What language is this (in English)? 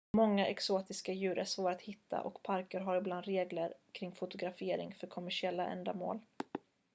Swedish